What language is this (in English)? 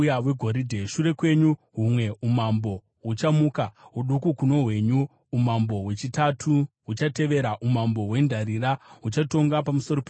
Shona